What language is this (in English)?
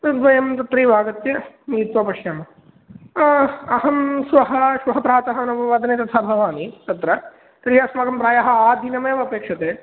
Sanskrit